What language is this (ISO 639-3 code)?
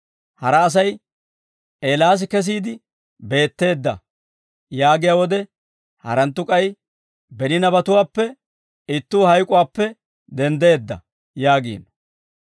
dwr